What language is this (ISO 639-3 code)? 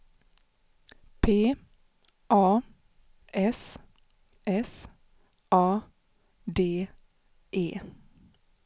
swe